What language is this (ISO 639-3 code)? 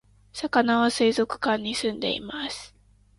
jpn